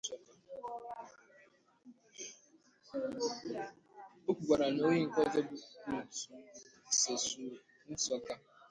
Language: Igbo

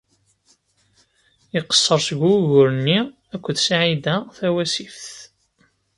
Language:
Kabyle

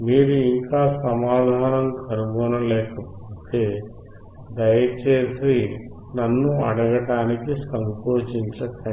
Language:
Telugu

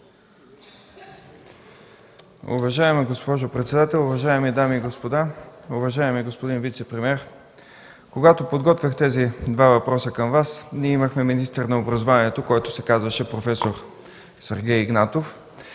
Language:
Bulgarian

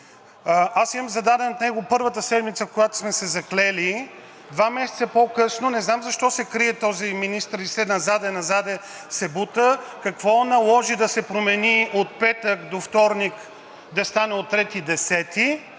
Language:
Bulgarian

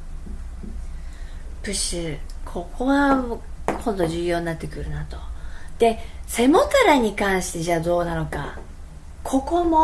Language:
Japanese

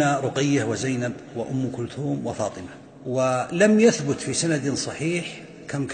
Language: Arabic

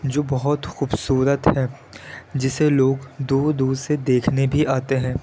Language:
Urdu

